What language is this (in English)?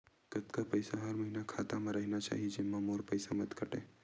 Chhattisgarhi